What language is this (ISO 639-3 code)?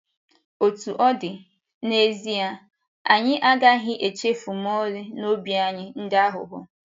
ibo